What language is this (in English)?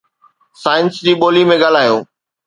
Sindhi